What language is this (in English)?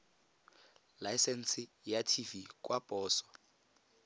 Tswana